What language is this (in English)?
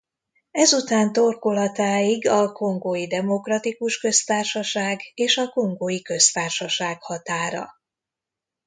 Hungarian